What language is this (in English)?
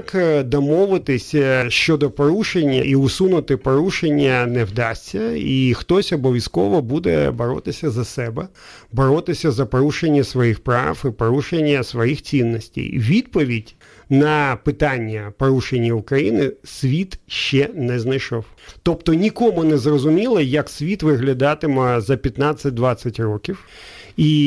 Ukrainian